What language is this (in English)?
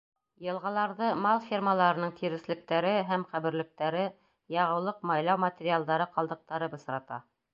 Bashkir